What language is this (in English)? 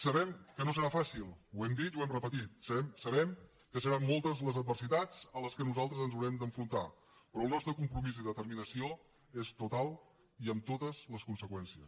Catalan